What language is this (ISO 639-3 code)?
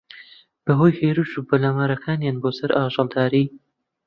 ckb